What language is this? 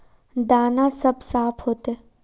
Magahi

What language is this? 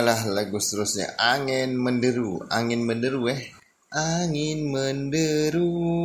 Malay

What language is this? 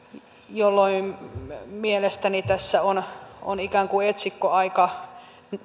Finnish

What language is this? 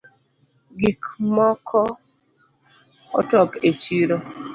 Luo (Kenya and Tanzania)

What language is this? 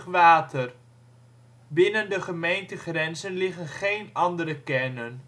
Dutch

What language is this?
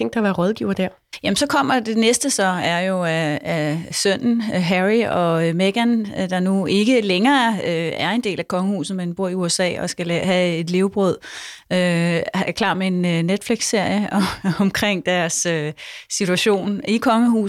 Danish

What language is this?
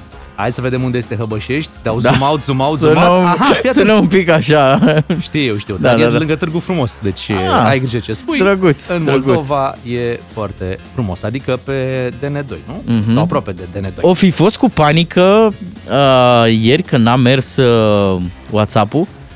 Romanian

